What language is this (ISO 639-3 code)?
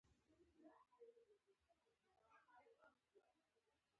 pus